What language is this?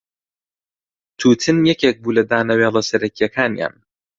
Central Kurdish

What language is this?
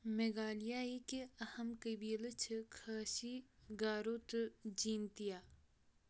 Kashmiri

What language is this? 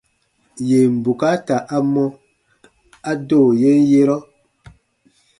Baatonum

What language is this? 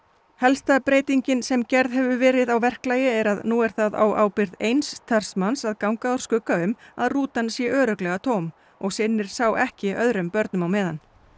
Icelandic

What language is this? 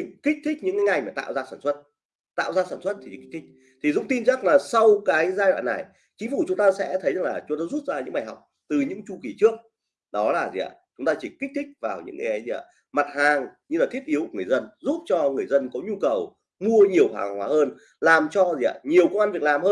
Vietnamese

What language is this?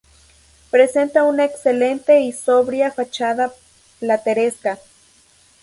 Spanish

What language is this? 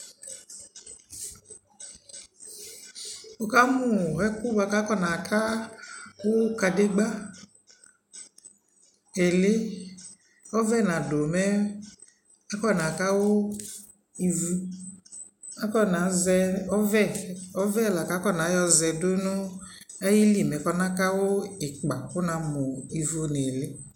Ikposo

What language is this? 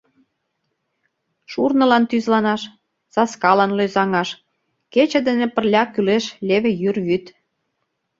Mari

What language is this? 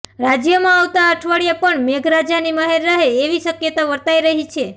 Gujarati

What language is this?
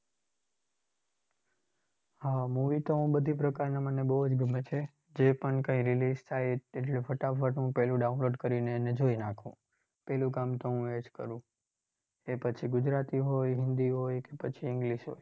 Gujarati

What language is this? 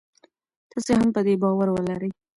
Pashto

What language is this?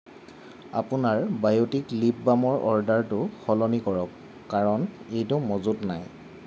Assamese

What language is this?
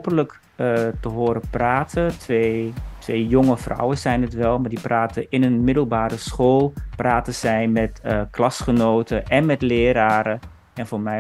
Dutch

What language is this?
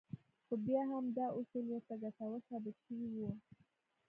Pashto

